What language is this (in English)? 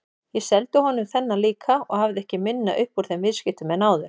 Icelandic